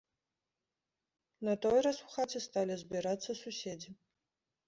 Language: Belarusian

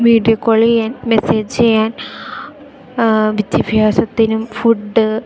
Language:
Malayalam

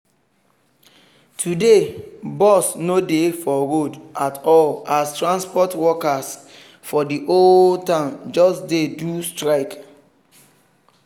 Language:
Nigerian Pidgin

